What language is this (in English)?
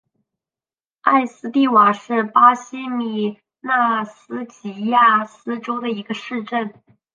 Chinese